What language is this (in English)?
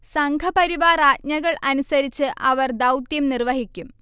Malayalam